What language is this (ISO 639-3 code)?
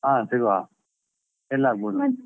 kan